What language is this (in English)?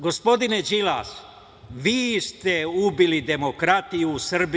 Serbian